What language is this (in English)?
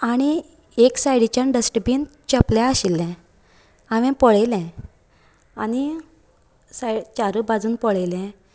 Konkani